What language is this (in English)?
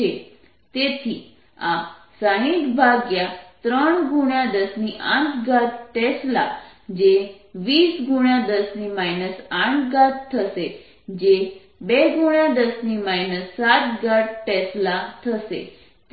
Gujarati